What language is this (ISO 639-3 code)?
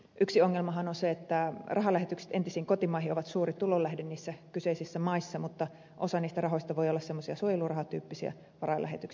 fin